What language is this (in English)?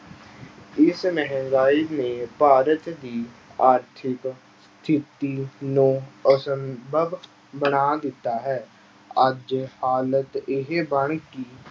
Punjabi